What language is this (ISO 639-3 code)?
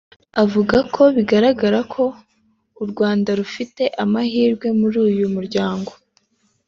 kin